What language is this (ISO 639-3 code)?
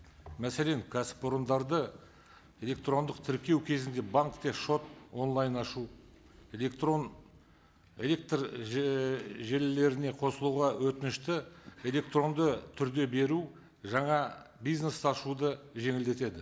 kaz